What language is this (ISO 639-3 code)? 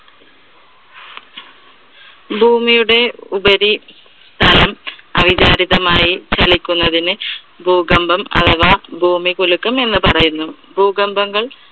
mal